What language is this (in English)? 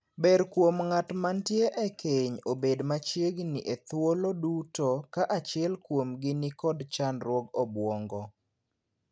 Luo (Kenya and Tanzania)